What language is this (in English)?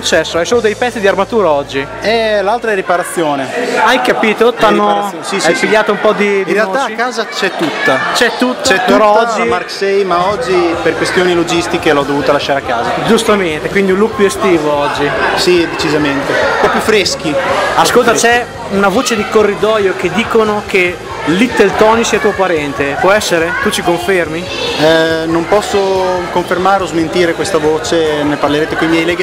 Italian